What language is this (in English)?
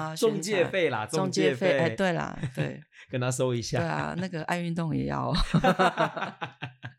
Chinese